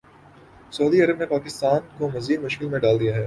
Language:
Urdu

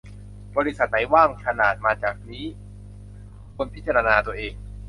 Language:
Thai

